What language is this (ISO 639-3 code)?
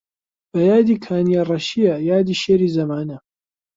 ckb